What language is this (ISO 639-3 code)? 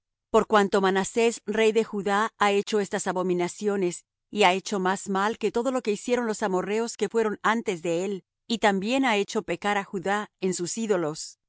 spa